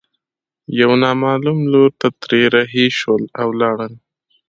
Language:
Pashto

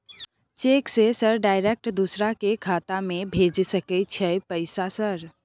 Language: Maithili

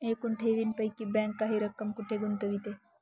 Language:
Marathi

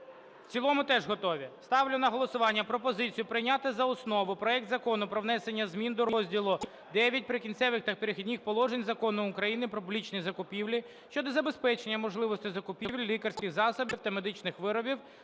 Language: Ukrainian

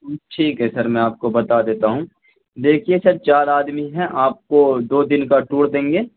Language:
Urdu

